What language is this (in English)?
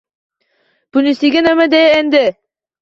Uzbek